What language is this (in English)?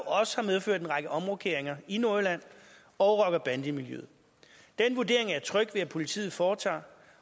Danish